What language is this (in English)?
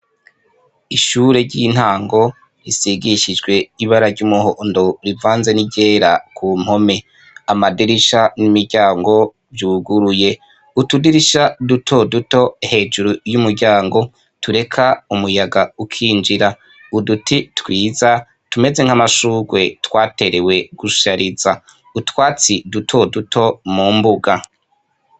Rundi